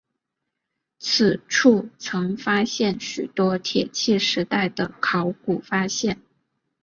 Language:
Chinese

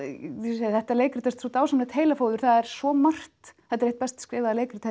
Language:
Icelandic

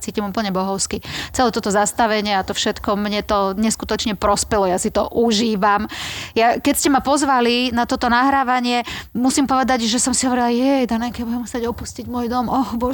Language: Slovak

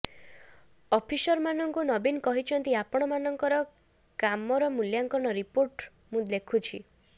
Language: Odia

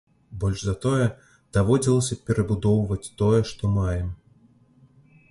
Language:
Belarusian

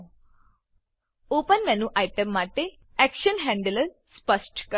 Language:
Gujarati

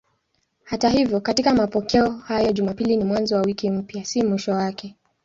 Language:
Swahili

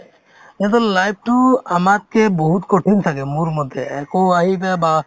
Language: Assamese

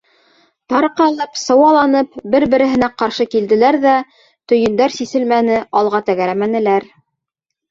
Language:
Bashkir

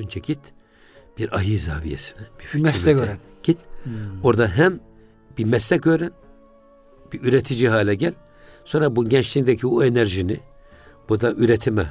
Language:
Turkish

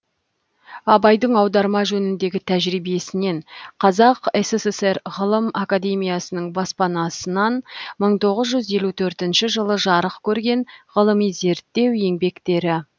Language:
Kazakh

